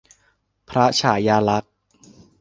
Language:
Thai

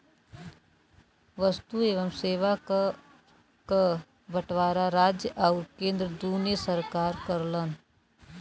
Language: Bhojpuri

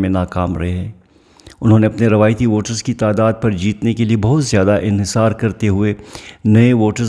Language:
Urdu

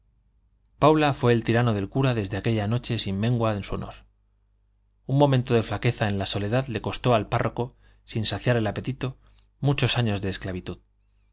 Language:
Spanish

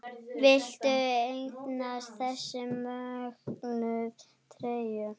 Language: Icelandic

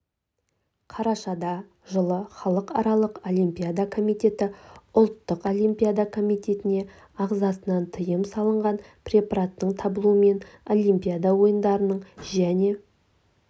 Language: Kazakh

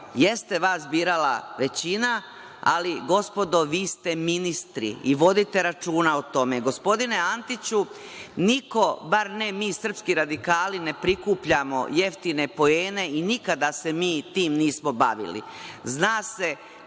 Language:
Serbian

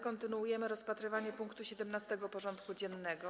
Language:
Polish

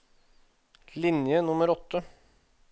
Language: Norwegian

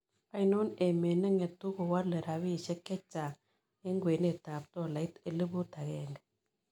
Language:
Kalenjin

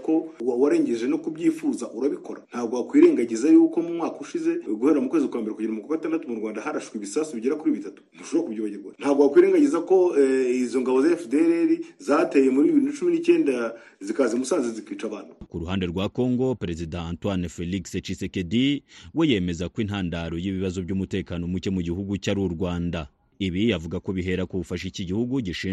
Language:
Swahili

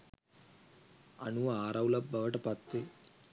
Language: Sinhala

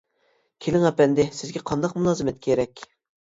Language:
Uyghur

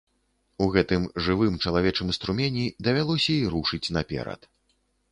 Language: Belarusian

